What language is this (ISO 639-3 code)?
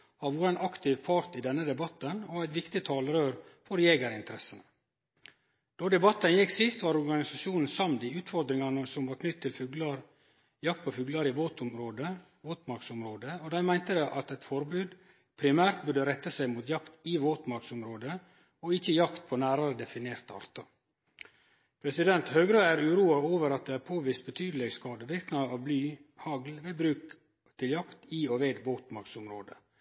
nno